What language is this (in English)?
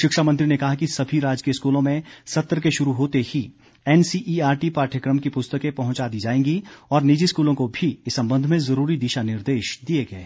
Hindi